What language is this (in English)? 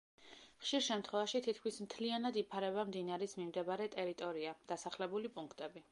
Georgian